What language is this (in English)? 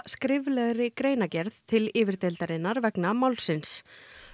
Icelandic